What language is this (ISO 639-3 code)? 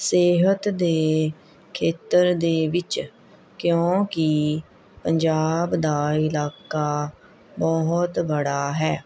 pan